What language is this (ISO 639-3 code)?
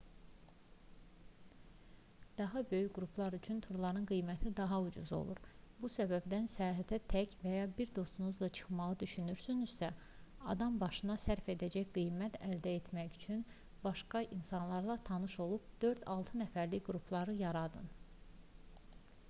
aze